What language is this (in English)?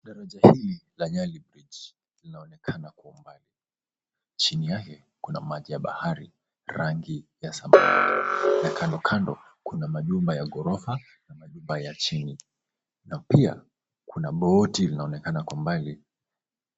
Swahili